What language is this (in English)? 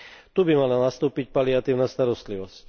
Slovak